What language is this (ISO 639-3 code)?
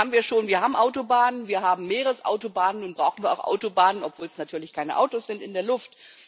deu